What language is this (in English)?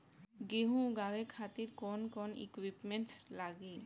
Bhojpuri